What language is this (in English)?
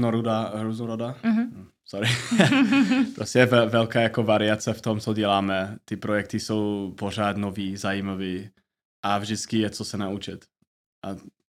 Czech